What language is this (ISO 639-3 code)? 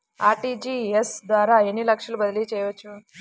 tel